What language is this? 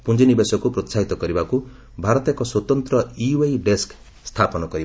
Odia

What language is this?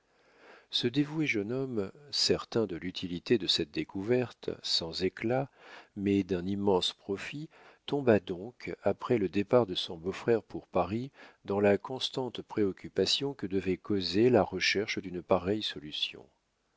French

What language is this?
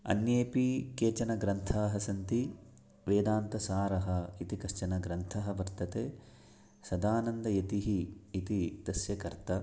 Sanskrit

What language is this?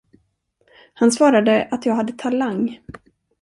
Swedish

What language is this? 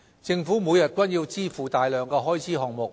Cantonese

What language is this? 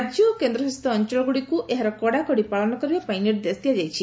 Odia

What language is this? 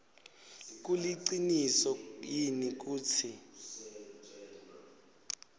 Swati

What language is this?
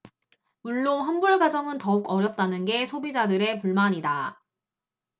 Korean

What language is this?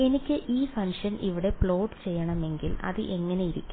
Malayalam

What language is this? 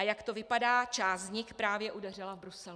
Czech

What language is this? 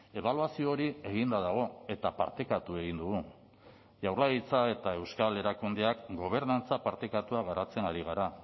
Basque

